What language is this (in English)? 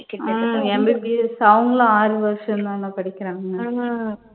Tamil